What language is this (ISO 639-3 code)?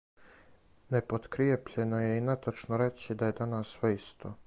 srp